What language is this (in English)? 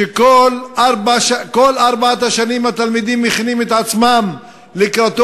Hebrew